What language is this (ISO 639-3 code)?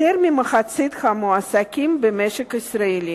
heb